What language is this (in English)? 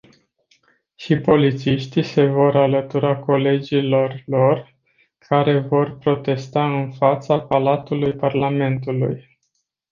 Romanian